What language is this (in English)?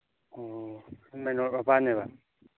Manipuri